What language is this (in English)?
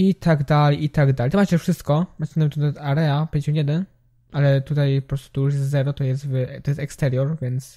Polish